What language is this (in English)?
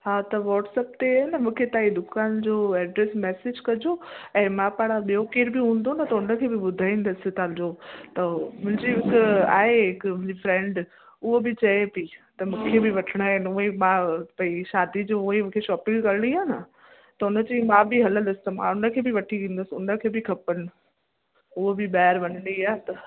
Sindhi